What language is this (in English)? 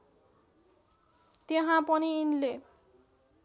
Nepali